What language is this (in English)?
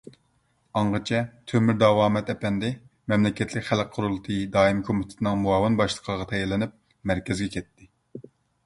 Uyghur